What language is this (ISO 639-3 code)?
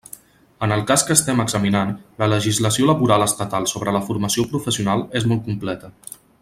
cat